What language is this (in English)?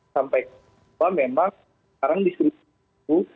Indonesian